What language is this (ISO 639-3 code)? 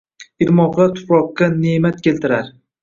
uzb